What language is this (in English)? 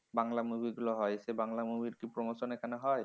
Bangla